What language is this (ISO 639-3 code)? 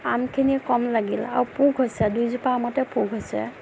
asm